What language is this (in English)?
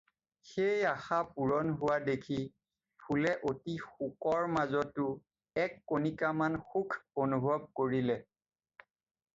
Assamese